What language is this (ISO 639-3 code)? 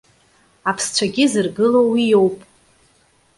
abk